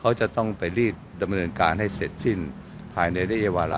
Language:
Thai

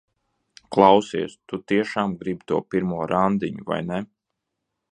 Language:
Latvian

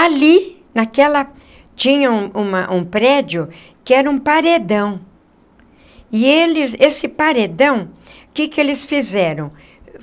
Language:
Portuguese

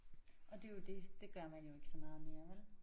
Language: Danish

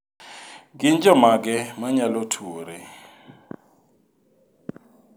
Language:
Luo (Kenya and Tanzania)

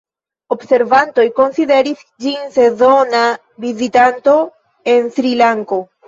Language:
Esperanto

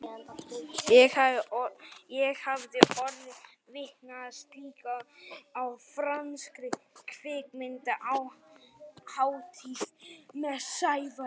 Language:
Icelandic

